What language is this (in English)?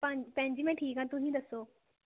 Punjabi